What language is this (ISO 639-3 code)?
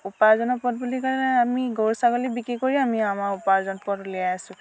asm